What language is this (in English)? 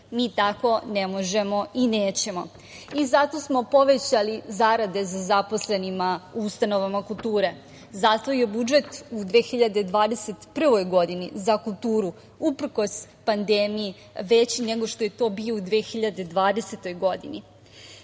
Serbian